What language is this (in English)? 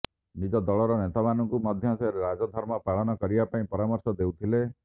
Odia